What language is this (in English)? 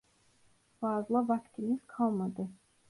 Turkish